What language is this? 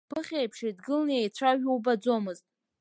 Abkhazian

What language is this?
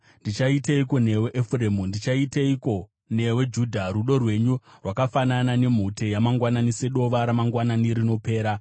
Shona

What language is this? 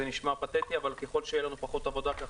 Hebrew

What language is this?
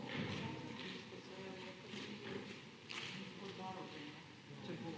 Slovenian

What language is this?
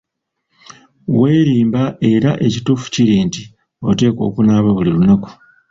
Ganda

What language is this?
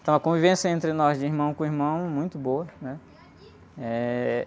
Portuguese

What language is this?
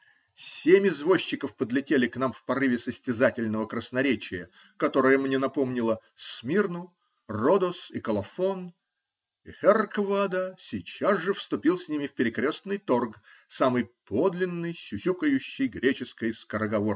Russian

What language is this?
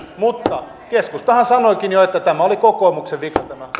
Finnish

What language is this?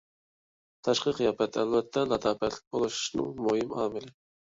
Uyghur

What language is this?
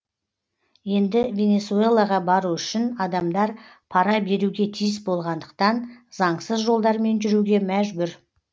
Kazakh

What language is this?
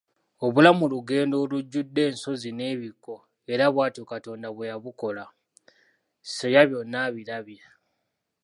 Ganda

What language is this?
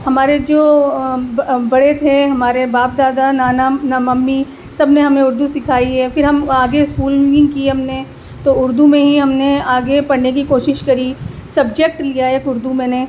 Urdu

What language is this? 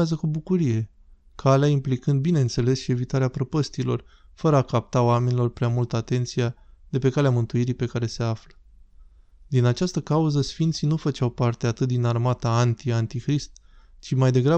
Romanian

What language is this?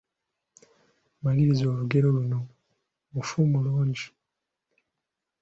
Ganda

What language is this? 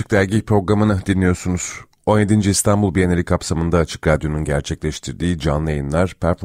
Turkish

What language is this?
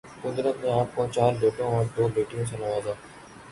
Urdu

